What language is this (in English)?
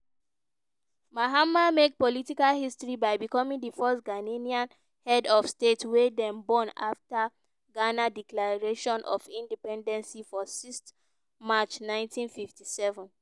Nigerian Pidgin